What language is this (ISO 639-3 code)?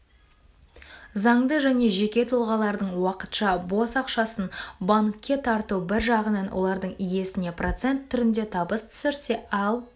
kaz